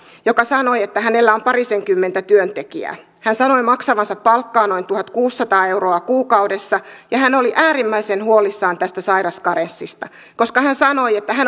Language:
Finnish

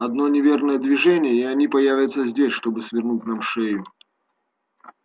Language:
Russian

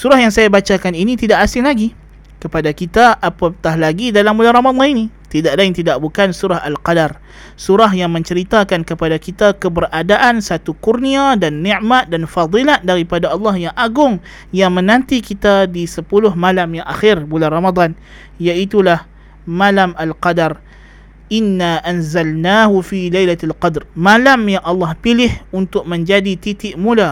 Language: Malay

